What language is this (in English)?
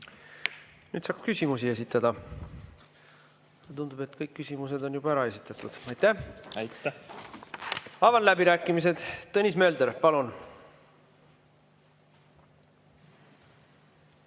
Estonian